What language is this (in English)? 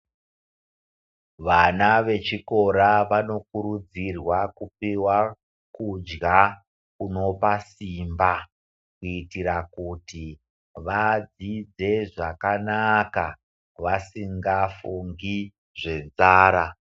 Ndau